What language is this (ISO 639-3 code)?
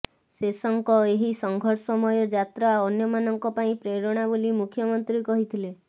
ori